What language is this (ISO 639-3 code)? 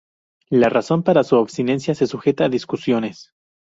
spa